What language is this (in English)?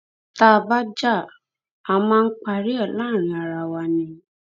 Yoruba